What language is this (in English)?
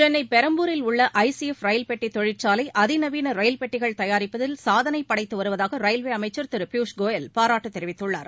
Tamil